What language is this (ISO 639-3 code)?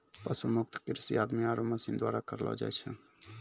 mai